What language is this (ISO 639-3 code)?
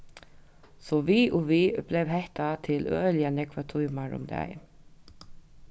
fao